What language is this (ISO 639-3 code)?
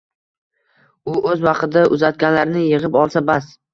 uzb